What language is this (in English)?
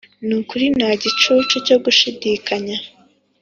Kinyarwanda